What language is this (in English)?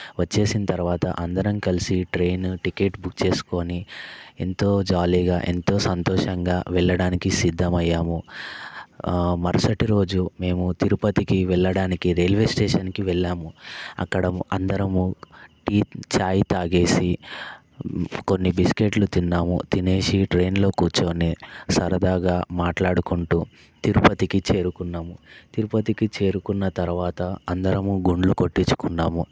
Telugu